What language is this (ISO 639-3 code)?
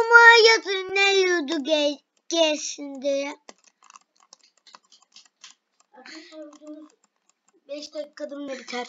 tur